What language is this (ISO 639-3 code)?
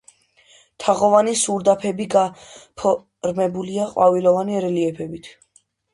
kat